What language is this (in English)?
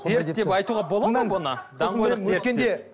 Kazakh